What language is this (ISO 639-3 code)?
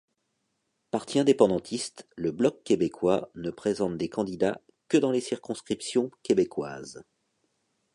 fra